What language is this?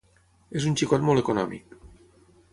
Catalan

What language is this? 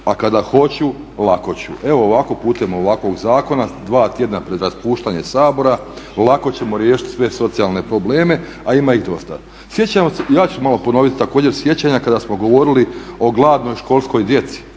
Croatian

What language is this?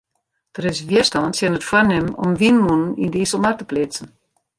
Western Frisian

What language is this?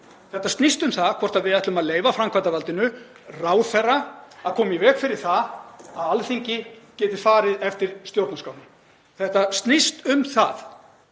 Icelandic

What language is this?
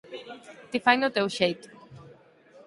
Galician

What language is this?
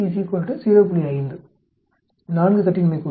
Tamil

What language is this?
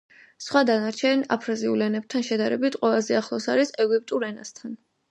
Georgian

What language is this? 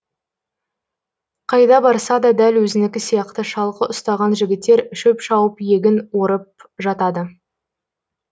Kazakh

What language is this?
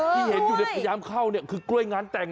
Thai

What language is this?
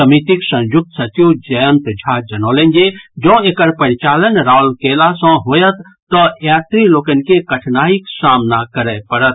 Maithili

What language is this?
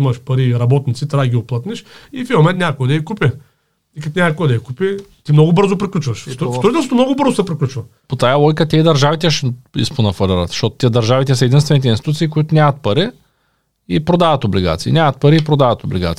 Bulgarian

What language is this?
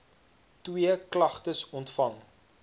Afrikaans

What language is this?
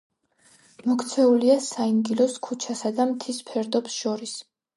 Georgian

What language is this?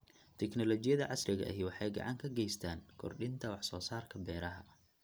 Somali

